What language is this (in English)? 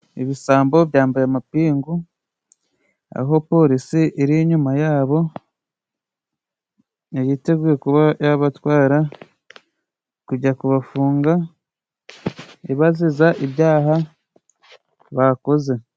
Kinyarwanda